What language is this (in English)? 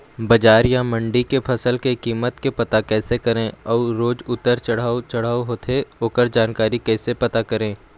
Chhattisgarhi